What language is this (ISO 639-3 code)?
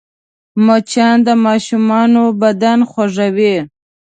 pus